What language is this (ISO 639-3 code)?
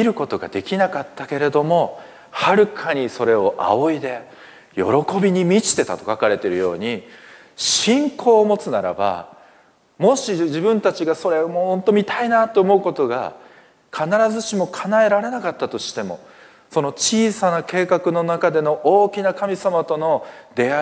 jpn